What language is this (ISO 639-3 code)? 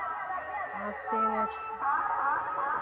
mai